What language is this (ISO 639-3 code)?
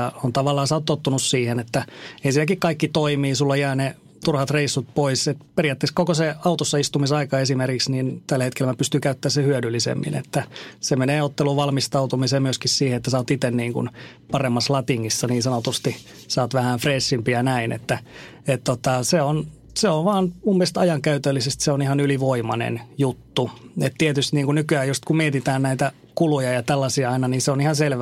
fin